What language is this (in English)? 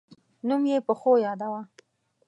Pashto